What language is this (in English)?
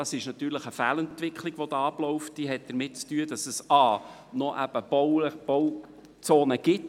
Swiss German